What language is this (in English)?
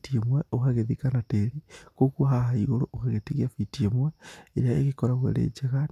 Kikuyu